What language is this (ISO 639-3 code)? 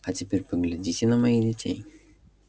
rus